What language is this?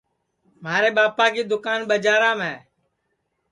Sansi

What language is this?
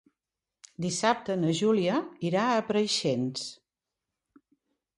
Catalan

